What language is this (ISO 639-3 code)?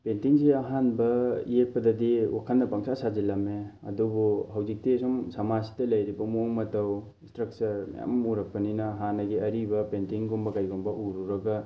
mni